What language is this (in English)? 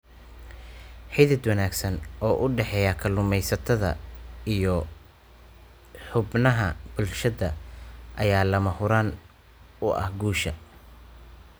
Somali